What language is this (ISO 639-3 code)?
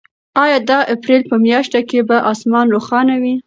pus